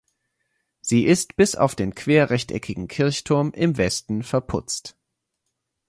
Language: German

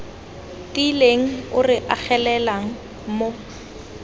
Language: Tswana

